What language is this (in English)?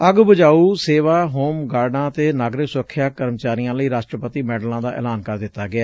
Punjabi